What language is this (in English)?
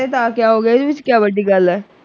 Punjabi